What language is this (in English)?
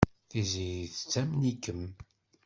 Kabyle